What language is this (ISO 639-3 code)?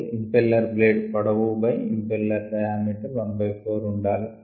tel